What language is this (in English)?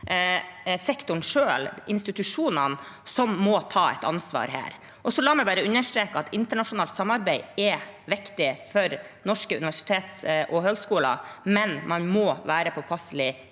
Norwegian